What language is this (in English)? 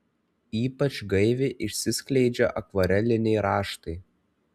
Lithuanian